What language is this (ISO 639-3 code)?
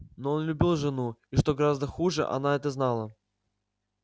rus